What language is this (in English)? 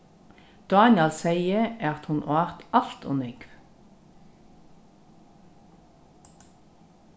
Faroese